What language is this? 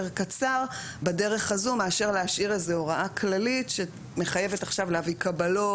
Hebrew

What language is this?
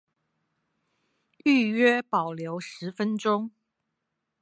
Chinese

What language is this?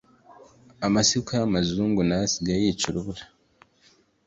Kinyarwanda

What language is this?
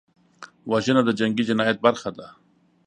Pashto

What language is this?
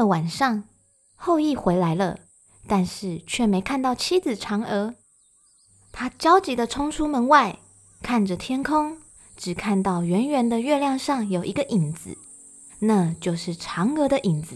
Chinese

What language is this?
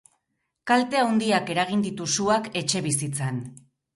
Basque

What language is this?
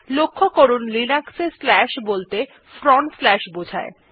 Bangla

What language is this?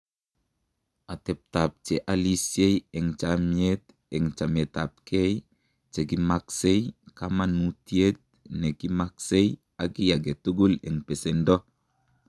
Kalenjin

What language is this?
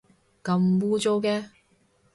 Cantonese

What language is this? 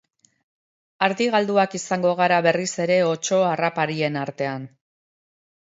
Basque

